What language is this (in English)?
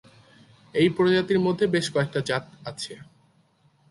Bangla